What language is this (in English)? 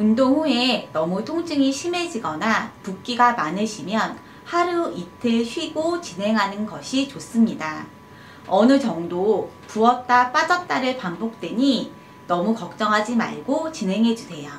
Korean